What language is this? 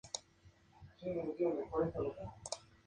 Spanish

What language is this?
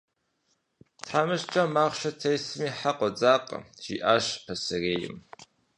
Kabardian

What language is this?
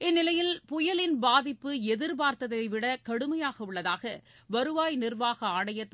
Tamil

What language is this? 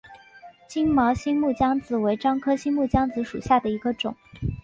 Chinese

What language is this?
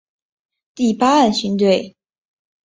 Chinese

